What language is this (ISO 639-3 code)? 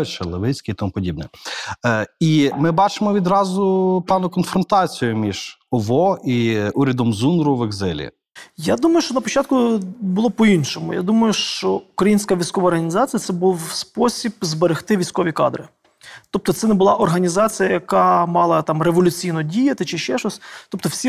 ukr